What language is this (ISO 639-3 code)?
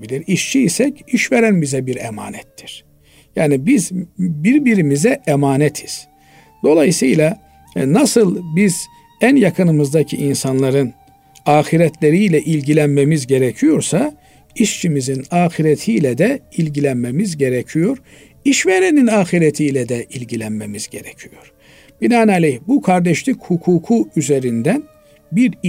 tur